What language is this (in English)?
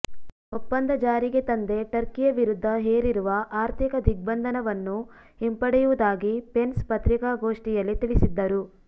Kannada